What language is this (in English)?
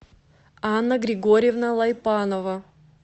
Russian